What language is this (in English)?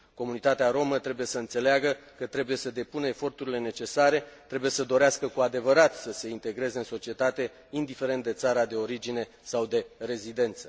Romanian